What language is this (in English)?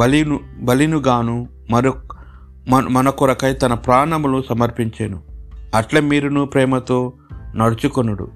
Telugu